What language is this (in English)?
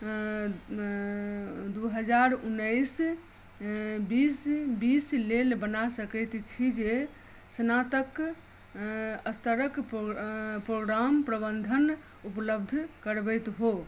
Maithili